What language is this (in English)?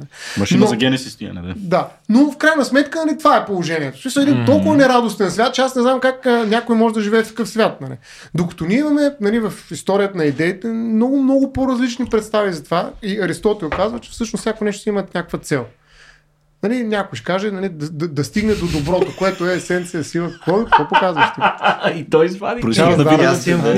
Bulgarian